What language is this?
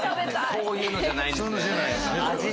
Japanese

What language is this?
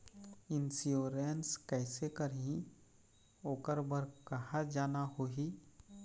Chhattisgarhi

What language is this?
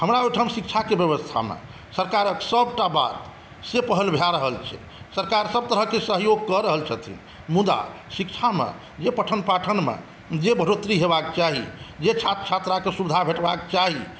Maithili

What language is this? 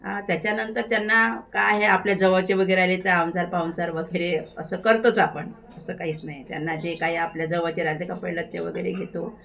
Marathi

